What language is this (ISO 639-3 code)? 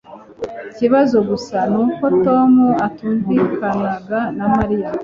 kin